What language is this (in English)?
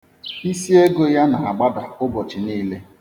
Igbo